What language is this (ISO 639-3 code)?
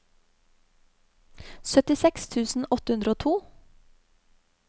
nor